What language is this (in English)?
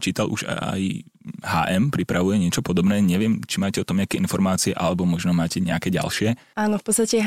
Slovak